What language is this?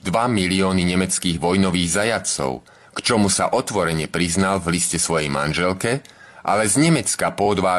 Czech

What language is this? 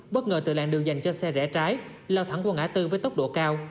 Vietnamese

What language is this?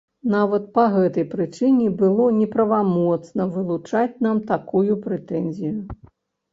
Belarusian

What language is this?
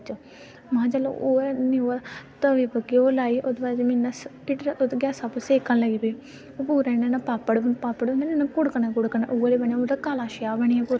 Dogri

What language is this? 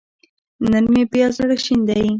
Pashto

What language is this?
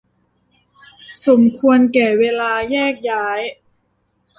Thai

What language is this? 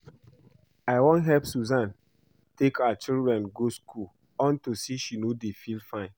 Nigerian Pidgin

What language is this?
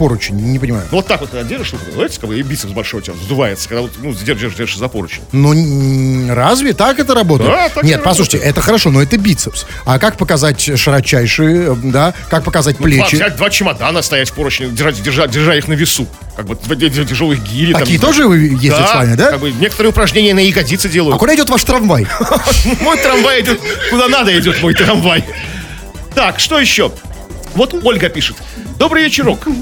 Russian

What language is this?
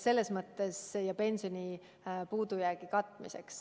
Estonian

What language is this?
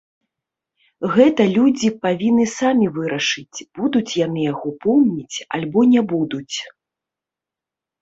Belarusian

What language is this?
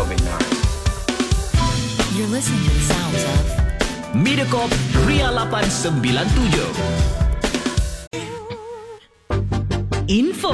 Malay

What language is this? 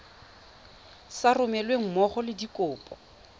Tswana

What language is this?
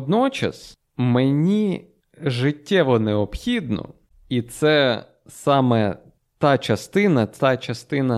Ukrainian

